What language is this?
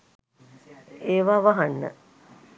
Sinhala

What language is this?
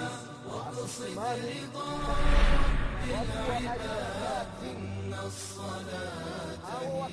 Swahili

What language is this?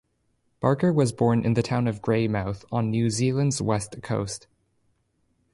English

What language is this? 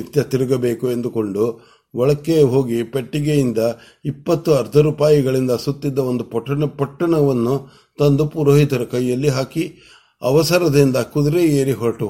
Kannada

